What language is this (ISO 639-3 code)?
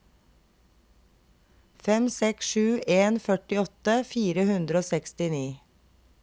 nor